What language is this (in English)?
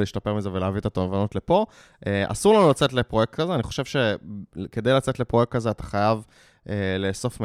Hebrew